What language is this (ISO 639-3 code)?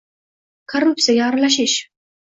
uzb